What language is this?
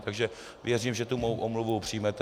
Czech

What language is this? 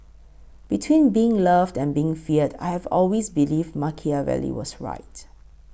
English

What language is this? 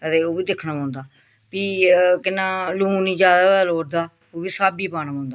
Dogri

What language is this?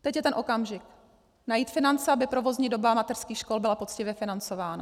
Czech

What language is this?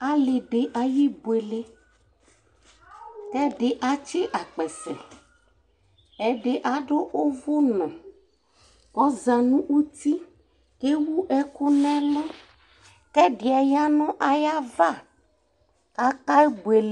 Ikposo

